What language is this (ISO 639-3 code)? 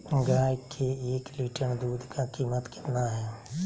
mag